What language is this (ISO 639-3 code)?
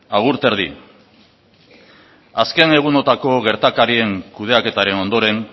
eus